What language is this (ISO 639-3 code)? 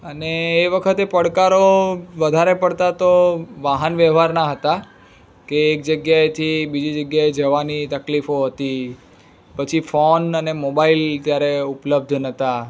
guj